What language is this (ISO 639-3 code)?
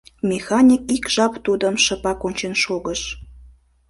chm